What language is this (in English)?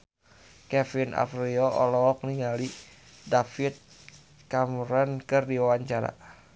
Sundanese